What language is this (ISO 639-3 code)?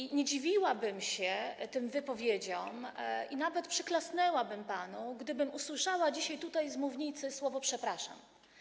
pol